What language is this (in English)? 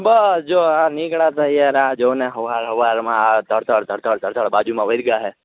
Gujarati